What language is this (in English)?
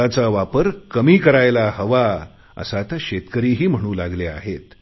Marathi